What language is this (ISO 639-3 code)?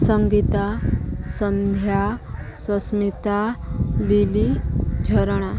ori